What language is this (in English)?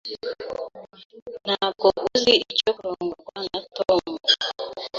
Kinyarwanda